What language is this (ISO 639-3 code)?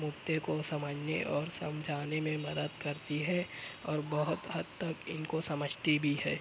urd